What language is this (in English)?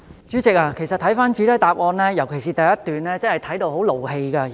Cantonese